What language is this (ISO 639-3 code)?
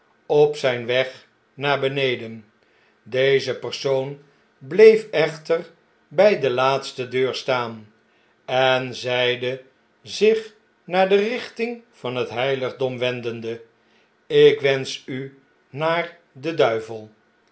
nld